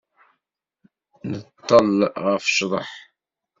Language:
Kabyle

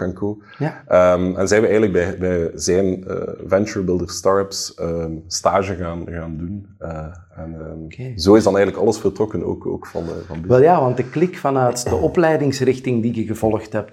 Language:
Dutch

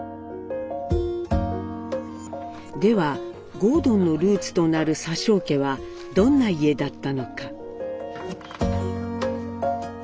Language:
Japanese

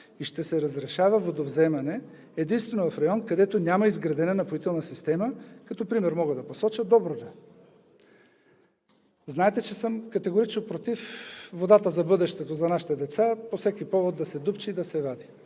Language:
Bulgarian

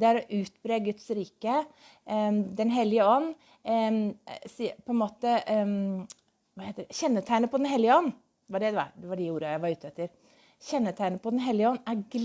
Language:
Norwegian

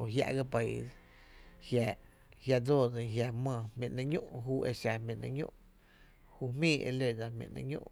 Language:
Tepinapa Chinantec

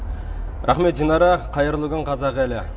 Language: Kazakh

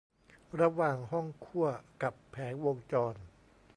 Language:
Thai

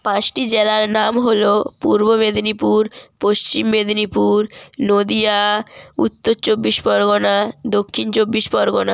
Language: Bangla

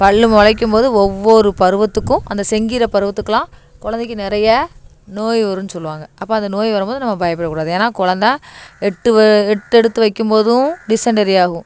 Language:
Tamil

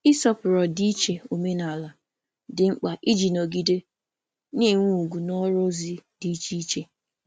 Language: Igbo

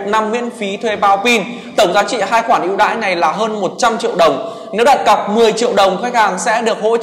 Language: Vietnamese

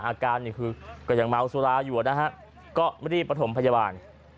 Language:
Thai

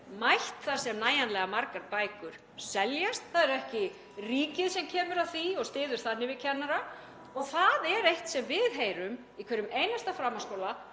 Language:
Icelandic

